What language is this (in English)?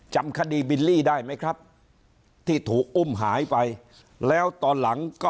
Thai